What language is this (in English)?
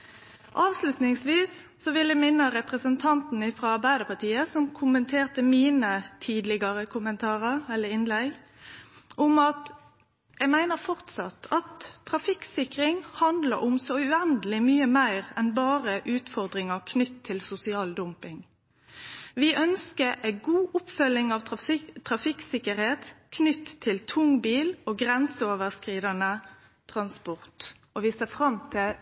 Norwegian Nynorsk